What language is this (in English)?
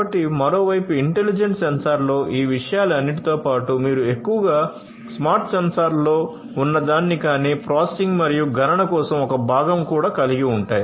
Telugu